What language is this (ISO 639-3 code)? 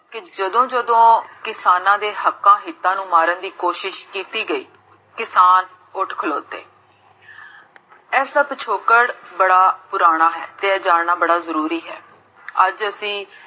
pan